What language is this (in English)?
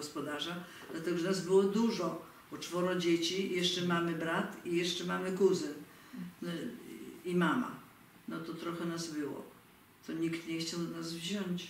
Polish